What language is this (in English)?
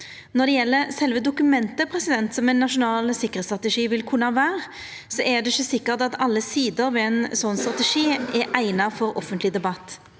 Norwegian